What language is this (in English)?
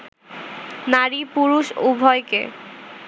Bangla